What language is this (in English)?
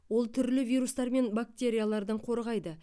Kazakh